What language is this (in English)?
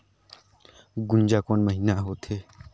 Chhattisgarhi